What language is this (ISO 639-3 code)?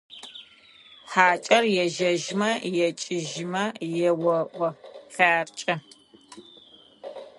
ady